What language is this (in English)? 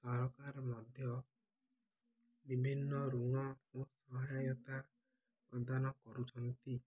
Odia